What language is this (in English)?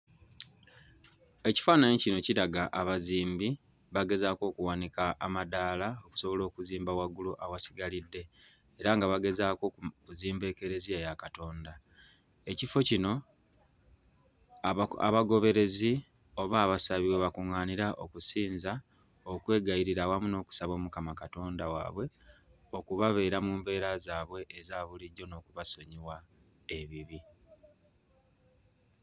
Ganda